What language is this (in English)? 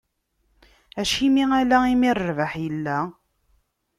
Kabyle